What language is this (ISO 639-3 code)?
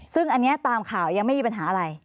tha